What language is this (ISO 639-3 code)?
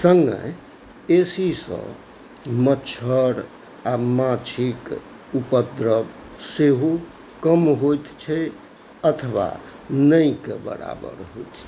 mai